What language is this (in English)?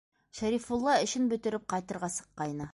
Bashkir